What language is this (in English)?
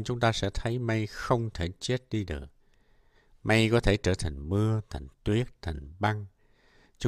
Vietnamese